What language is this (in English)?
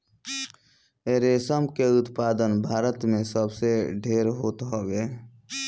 Bhojpuri